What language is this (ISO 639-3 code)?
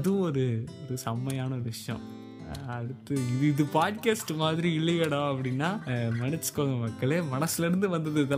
tam